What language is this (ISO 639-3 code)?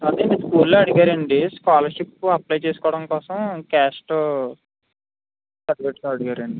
tel